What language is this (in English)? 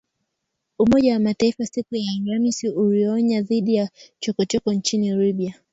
Swahili